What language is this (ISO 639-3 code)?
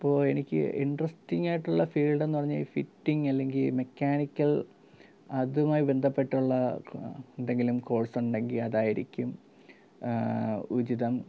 mal